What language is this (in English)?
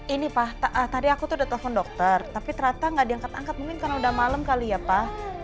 Indonesian